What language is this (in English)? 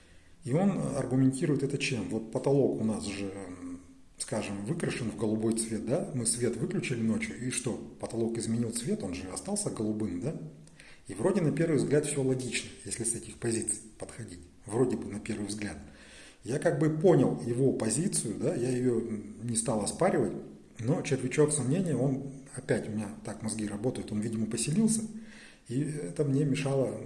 Russian